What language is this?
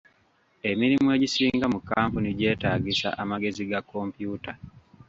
Ganda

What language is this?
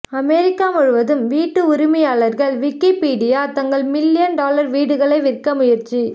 Tamil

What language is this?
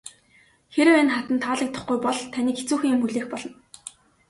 Mongolian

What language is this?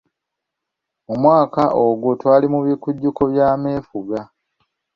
Ganda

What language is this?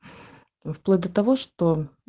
Russian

